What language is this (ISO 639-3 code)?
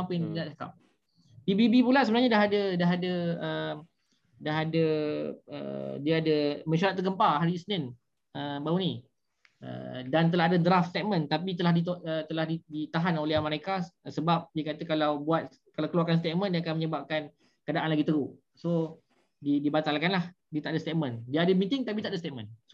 msa